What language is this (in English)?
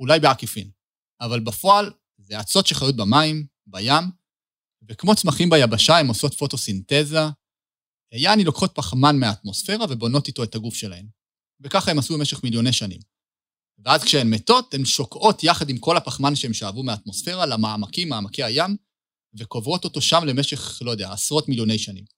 Hebrew